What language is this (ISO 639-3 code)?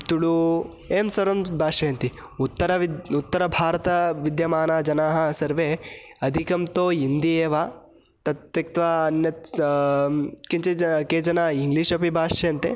san